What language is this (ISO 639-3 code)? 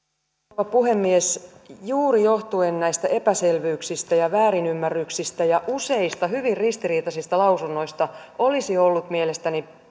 fin